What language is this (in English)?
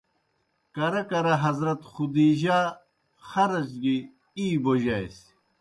Kohistani Shina